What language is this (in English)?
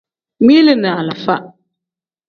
Tem